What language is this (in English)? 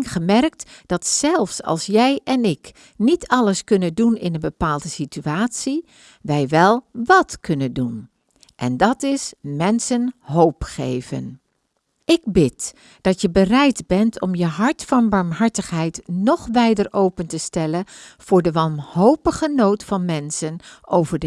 Dutch